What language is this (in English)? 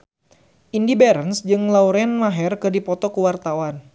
Sundanese